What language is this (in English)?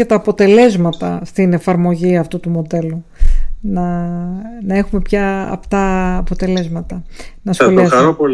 Greek